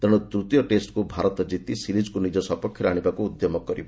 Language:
Odia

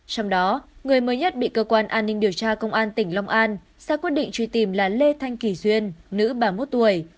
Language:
Vietnamese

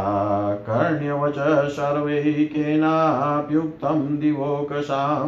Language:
Hindi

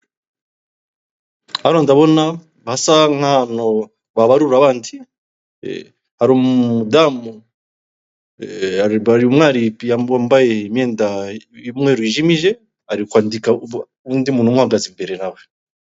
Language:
Kinyarwanda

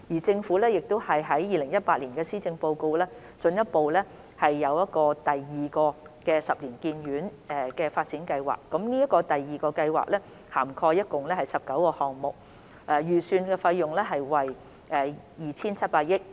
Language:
Cantonese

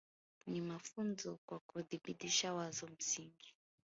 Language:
Swahili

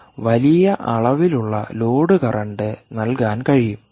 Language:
Malayalam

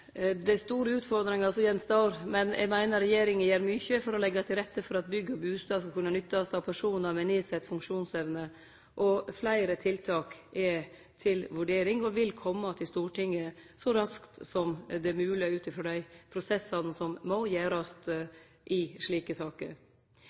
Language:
Norwegian Nynorsk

